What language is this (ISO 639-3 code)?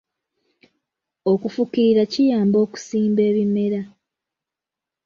lug